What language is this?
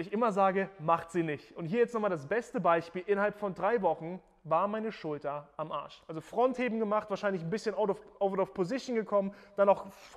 German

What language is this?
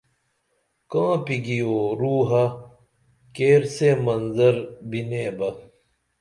Dameli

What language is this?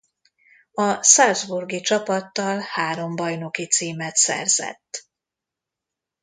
Hungarian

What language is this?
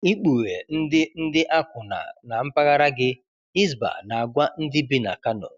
Igbo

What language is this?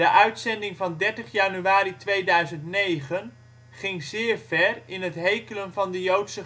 Dutch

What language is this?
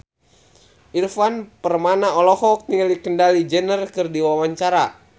Sundanese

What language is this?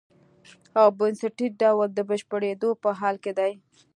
Pashto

